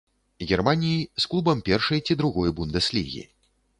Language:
Belarusian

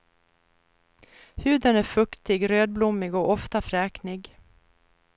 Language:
Swedish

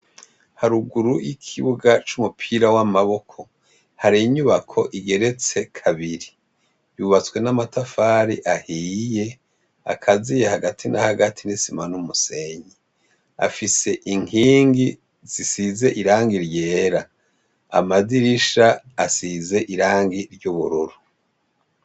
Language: Rundi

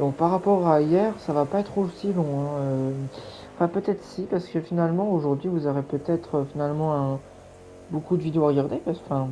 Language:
French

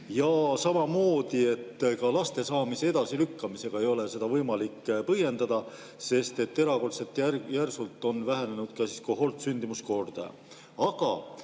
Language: Estonian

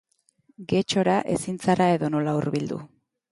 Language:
Basque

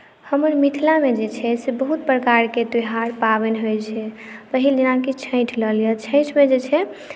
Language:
Maithili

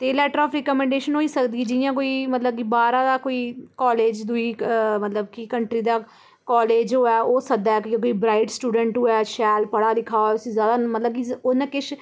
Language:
Dogri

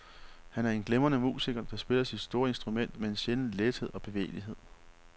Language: Danish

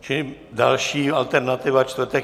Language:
Czech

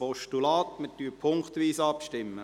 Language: Swiss German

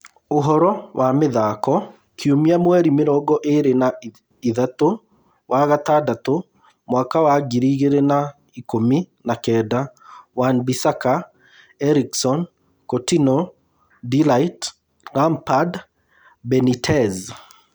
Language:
Kikuyu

